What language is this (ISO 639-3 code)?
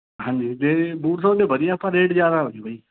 pan